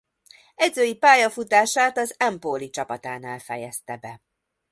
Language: Hungarian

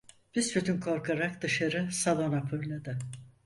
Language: Turkish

